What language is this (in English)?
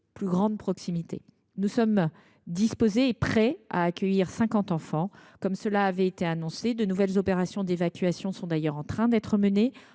French